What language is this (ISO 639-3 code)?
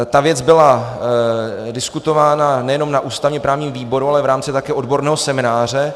ces